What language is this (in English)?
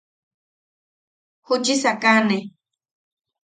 Yaqui